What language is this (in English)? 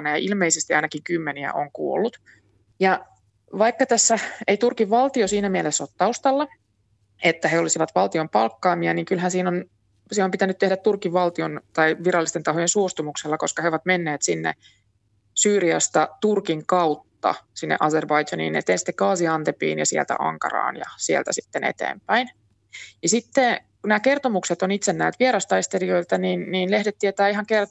Finnish